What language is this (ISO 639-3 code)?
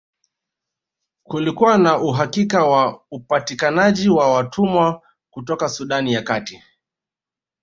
swa